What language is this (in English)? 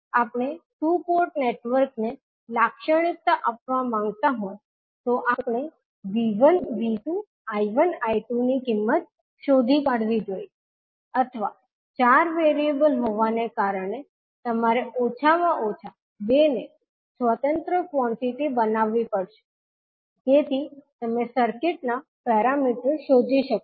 Gujarati